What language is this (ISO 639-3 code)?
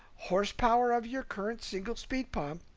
eng